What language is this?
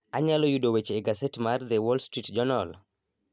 Luo (Kenya and Tanzania)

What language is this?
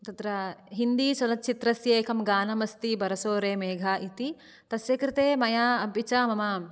Sanskrit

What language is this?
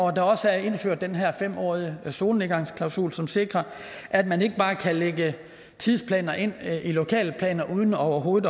Danish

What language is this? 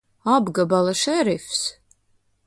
Latvian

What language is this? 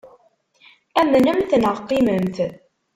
Kabyle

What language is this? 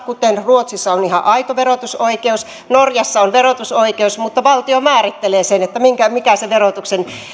Finnish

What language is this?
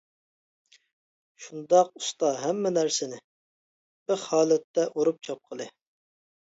Uyghur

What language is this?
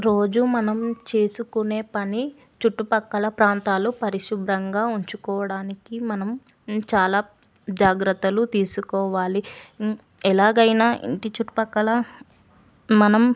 Telugu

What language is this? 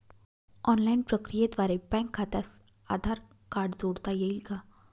Marathi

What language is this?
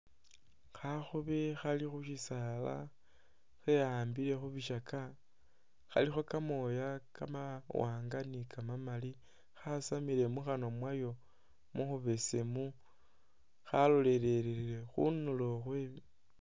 Masaaba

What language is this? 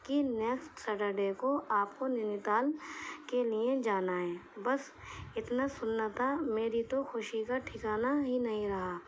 Urdu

